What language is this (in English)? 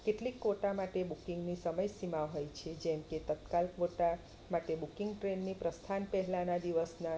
Gujarati